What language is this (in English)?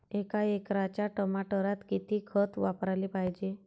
Marathi